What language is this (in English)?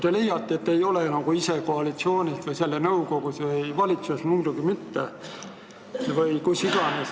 Estonian